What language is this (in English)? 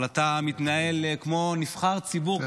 Hebrew